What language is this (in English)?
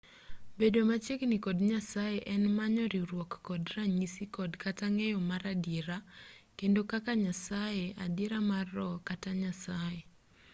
Luo (Kenya and Tanzania)